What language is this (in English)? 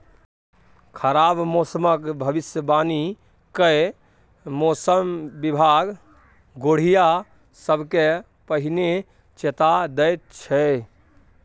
Maithili